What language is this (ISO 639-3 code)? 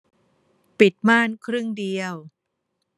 tha